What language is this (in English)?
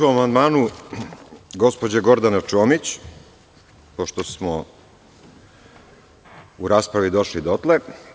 Serbian